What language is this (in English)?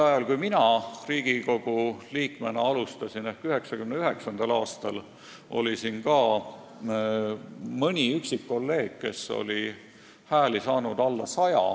Estonian